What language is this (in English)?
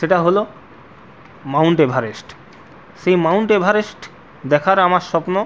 Bangla